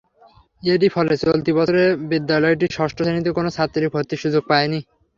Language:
Bangla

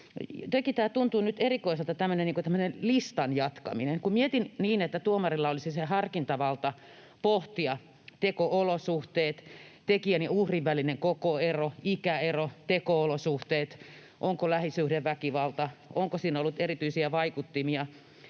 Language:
Finnish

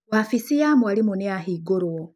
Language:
Kikuyu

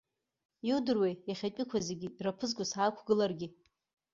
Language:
Abkhazian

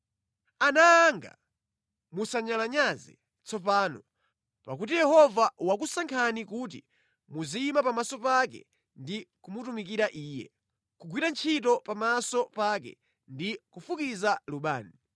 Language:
Nyanja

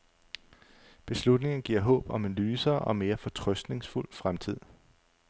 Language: Danish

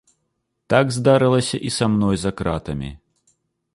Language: Belarusian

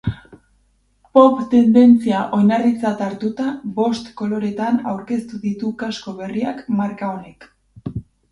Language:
Basque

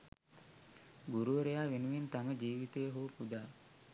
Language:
Sinhala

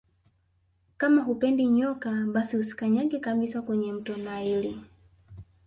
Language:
Swahili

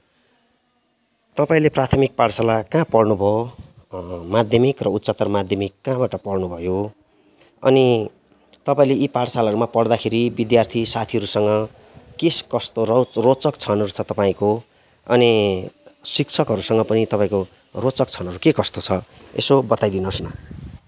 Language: Nepali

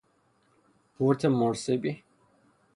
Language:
Persian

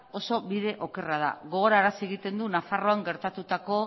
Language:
Basque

